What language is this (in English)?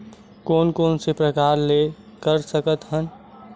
Chhattisgarhi